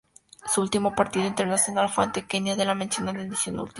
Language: Spanish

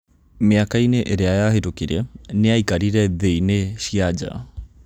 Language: Kikuyu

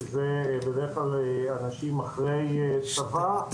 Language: Hebrew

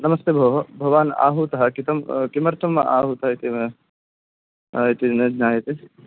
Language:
Sanskrit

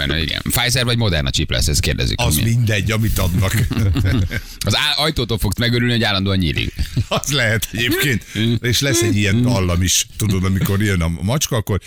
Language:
Hungarian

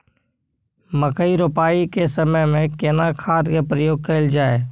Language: Maithili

